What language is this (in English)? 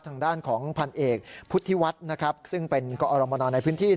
Thai